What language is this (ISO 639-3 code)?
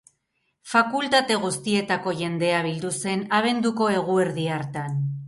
eus